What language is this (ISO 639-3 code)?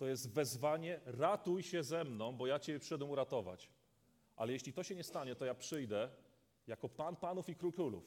pol